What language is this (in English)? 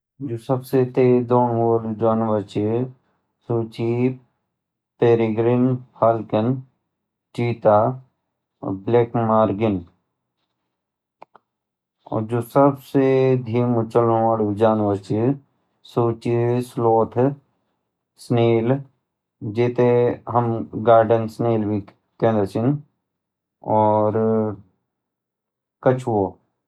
Garhwali